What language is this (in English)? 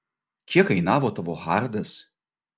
Lithuanian